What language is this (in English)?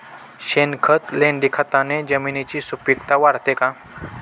Marathi